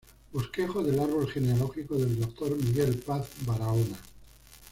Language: Spanish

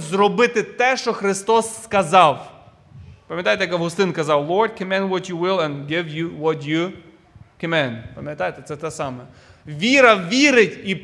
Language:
Ukrainian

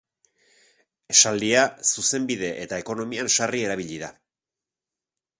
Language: Basque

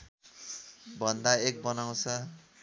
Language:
Nepali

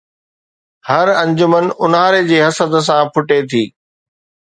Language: Sindhi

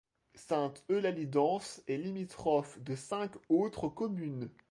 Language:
French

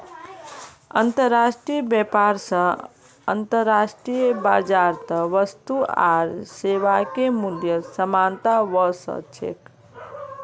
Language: Magahi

